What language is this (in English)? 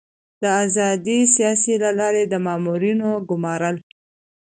Pashto